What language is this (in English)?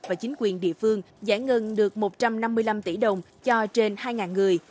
Vietnamese